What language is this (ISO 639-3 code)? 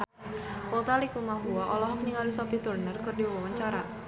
sun